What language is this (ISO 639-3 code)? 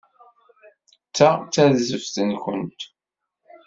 kab